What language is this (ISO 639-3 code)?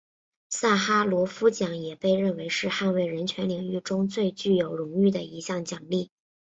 zho